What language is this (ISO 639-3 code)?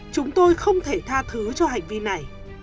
vie